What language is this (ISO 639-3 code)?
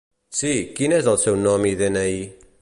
cat